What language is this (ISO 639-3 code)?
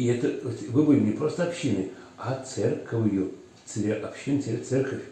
rus